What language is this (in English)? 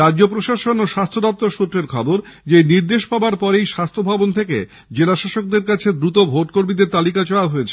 Bangla